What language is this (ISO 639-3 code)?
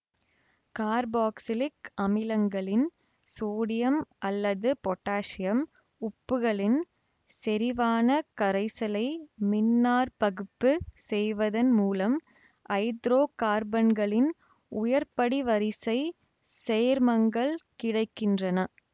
tam